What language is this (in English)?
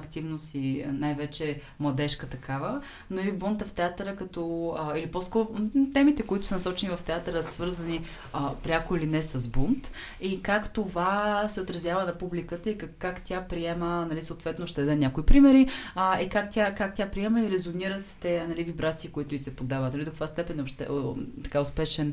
Bulgarian